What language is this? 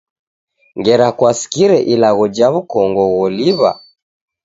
Taita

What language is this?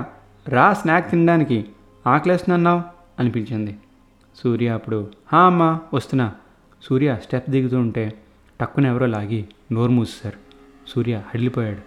Telugu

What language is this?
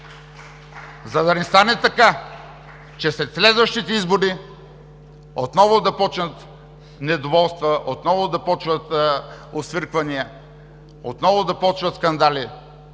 Bulgarian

